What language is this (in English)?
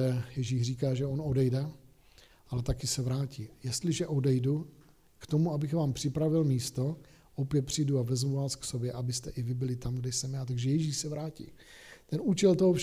Czech